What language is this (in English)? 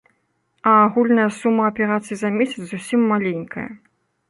Belarusian